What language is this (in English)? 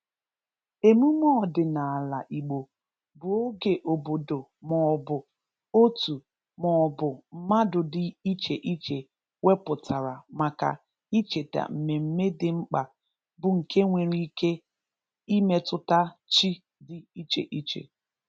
Igbo